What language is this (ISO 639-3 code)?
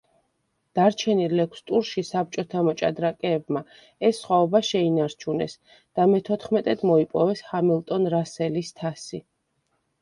kat